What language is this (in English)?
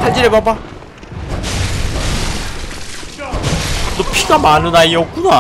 Korean